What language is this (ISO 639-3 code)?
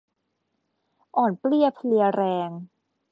tha